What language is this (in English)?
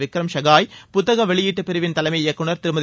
Tamil